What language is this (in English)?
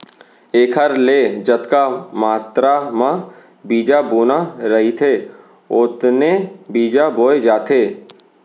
Chhattisgarhi